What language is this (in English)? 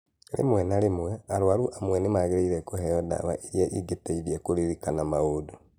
Kikuyu